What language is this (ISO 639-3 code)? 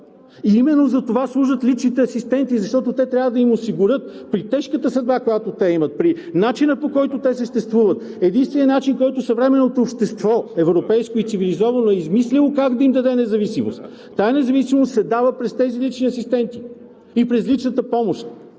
bul